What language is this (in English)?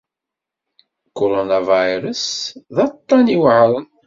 Kabyle